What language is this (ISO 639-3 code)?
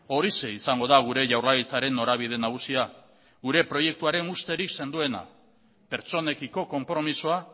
eus